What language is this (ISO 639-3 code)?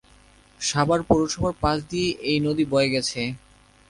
ben